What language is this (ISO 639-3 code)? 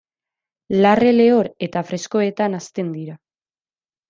eus